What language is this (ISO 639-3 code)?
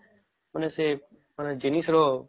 ori